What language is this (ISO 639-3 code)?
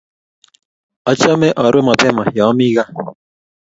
kln